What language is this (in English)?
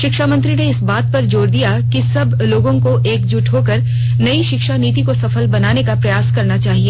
Hindi